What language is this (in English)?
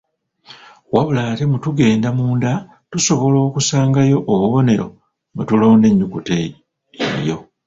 Ganda